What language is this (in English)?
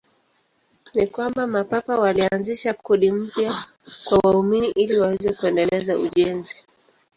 Swahili